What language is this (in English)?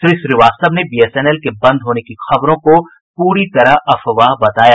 Hindi